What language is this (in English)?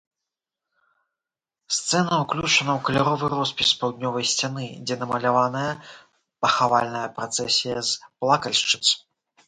Belarusian